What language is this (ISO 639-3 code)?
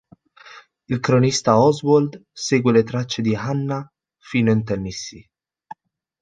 ita